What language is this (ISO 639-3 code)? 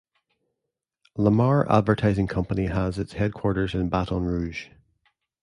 eng